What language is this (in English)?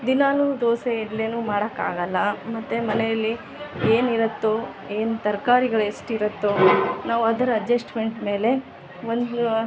Kannada